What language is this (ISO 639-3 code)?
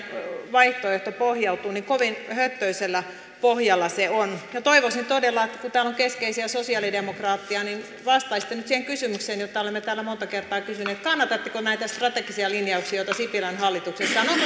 fin